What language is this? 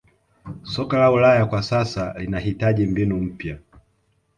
Swahili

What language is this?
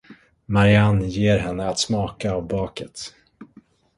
Swedish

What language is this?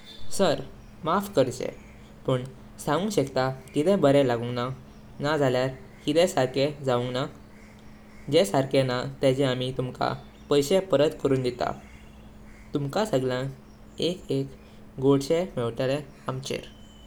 Konkani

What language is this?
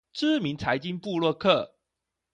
Chinese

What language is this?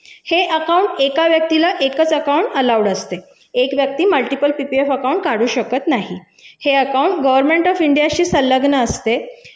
Marathi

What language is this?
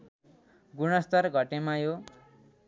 Nepali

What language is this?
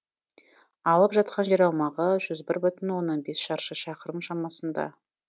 Kazakh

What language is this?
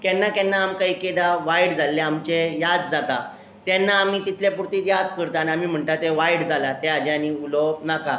Konkani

